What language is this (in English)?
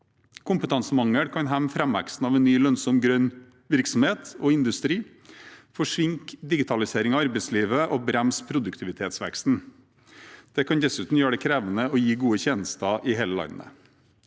Norwegian